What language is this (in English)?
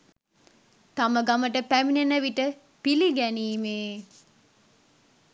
Sinhala